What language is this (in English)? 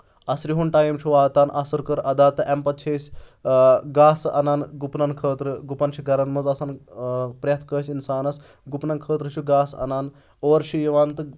Kashmiri